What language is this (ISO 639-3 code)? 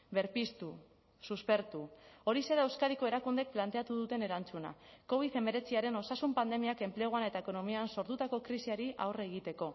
eus